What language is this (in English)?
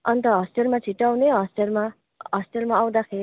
Nepali